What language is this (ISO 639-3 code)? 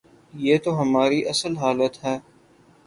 urd